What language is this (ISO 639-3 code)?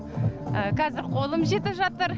kaz